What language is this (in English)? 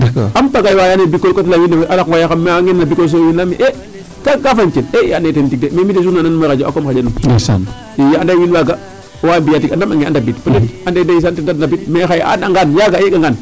Serer